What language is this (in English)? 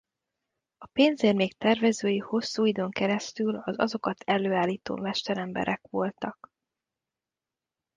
Hungarian